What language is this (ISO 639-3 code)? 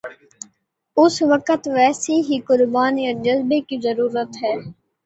urd